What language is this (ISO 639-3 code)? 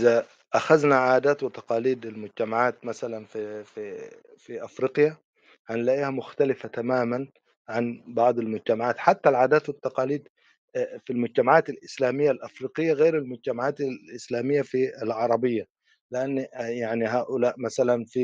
ara